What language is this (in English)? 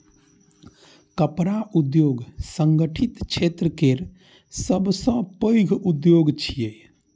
Maithili